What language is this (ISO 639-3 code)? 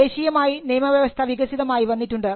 mal